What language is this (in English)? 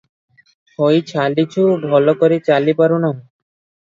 Odia